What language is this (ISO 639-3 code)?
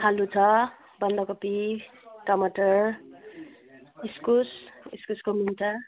nep